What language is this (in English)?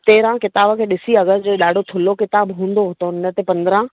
Sindhi